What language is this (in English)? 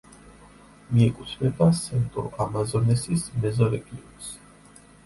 Georgian